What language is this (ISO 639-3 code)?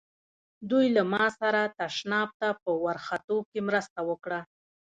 pus